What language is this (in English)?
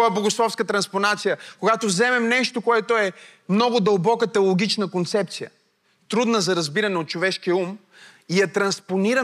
Bulgarian